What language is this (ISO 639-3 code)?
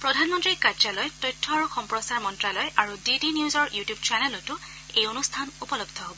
asm